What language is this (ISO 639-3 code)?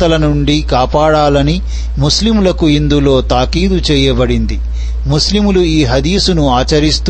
tel